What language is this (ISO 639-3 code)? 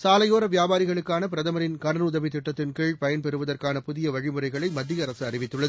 tam